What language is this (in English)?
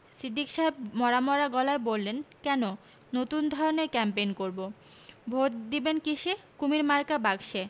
Bangla